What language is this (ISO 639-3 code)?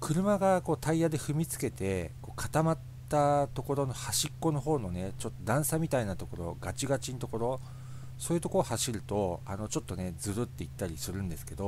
jpn